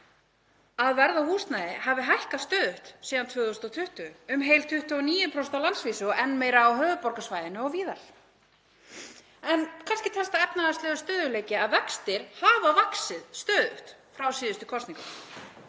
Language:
Icelandic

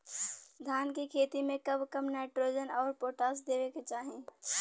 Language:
Bhojpuri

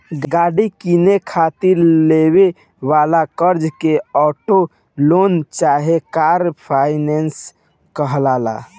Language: Bhojpuri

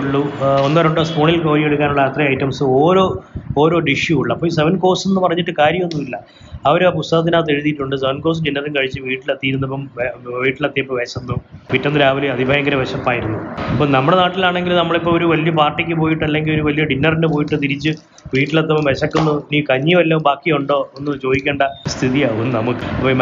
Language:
Malayalam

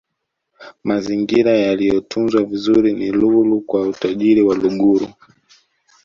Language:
Swahili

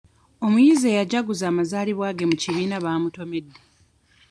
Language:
Ganda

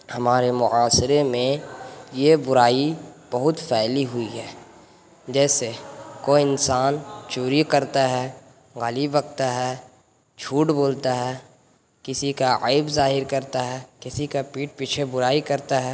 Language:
Urdu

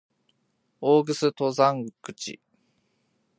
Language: Japanese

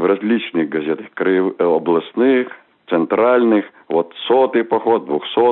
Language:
Russian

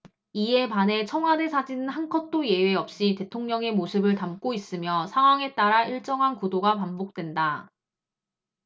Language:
Korean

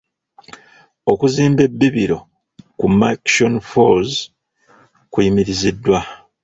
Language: Ganda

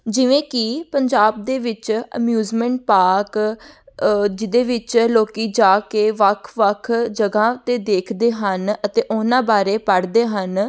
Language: Punjabi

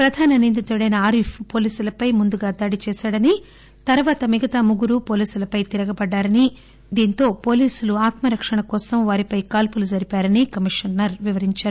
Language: Telugu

